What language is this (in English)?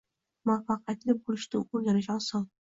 Uzbek